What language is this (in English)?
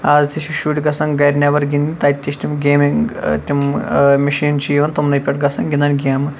Kashmiri